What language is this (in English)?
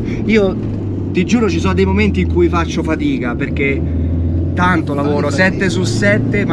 Italian